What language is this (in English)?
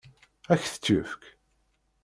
Kabyle